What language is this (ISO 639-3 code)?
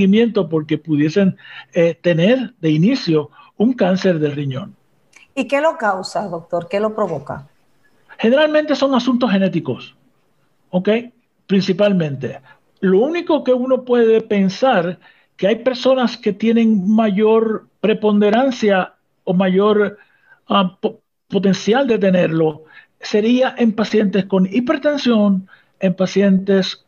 spa